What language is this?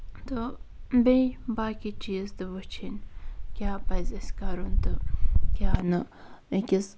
Kashmiri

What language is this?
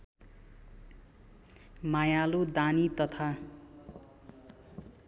Nepali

